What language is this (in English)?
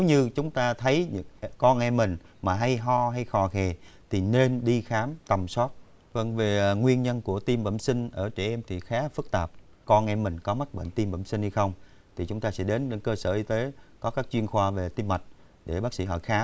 Vietnamese